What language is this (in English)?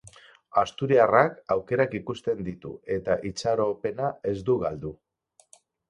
Basque